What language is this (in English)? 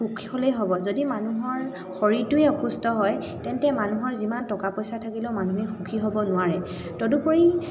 Assamese